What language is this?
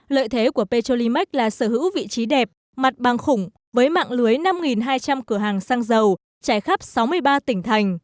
Vietnamese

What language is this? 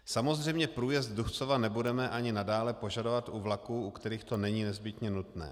Czech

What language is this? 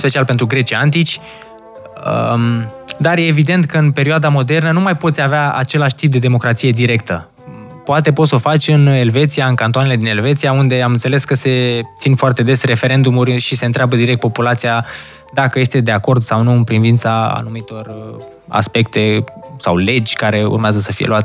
Romanian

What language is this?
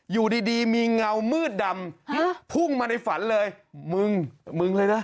Thai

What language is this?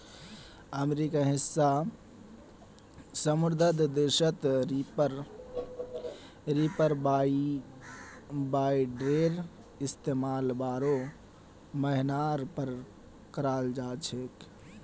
Magahi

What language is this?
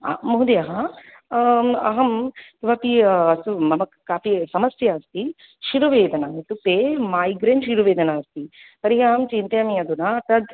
Sanskrit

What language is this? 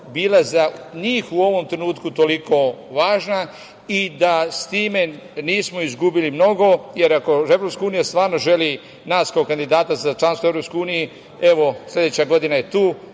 Serbian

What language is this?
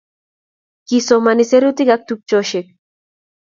Kalenjin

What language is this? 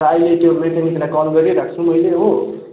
Nepali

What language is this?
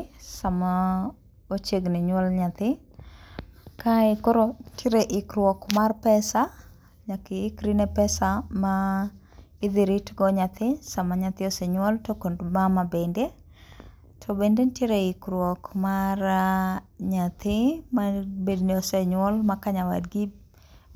Luo (Kenya and Tanzania)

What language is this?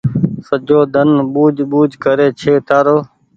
Goaria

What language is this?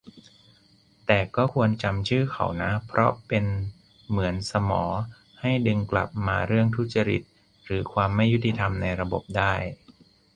Thai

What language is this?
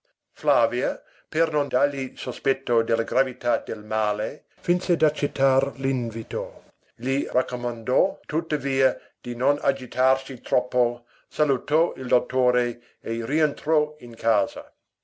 Italian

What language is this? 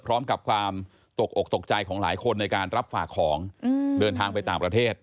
Thai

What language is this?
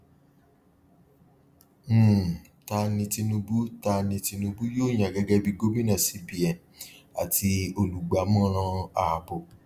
Yoruba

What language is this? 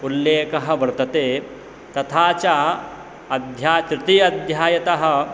Sanskrit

